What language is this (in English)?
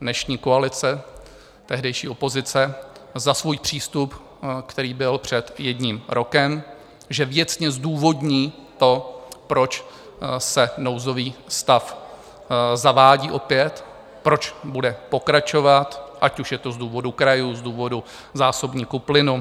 Czech